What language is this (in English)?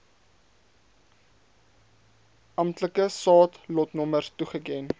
Afrikaans